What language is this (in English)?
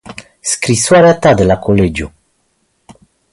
Romanian